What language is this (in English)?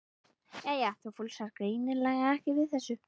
Icelandic